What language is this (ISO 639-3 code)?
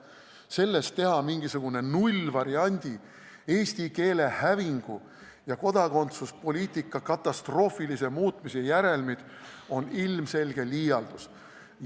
est